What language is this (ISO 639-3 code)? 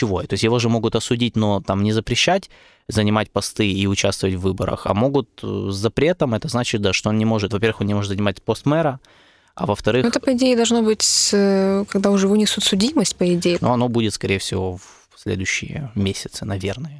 rus